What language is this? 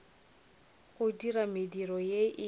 Northern Sotho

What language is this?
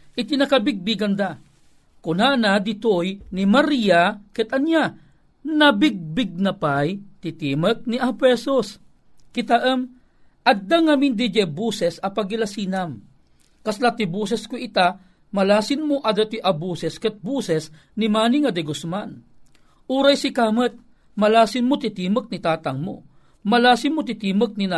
Filipino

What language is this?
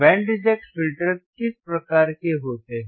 Hindi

